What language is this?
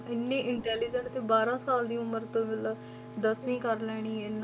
Punjabi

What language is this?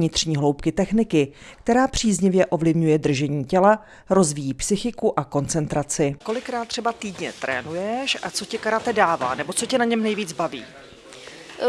Czech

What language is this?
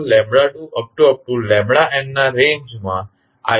Gujarati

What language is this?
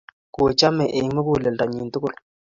Kalenjin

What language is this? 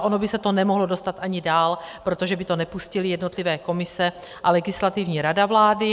Czech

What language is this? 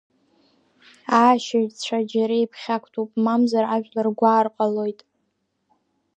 Abkhazian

